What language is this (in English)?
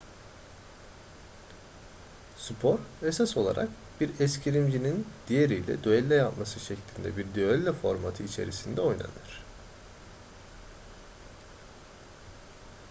Turkish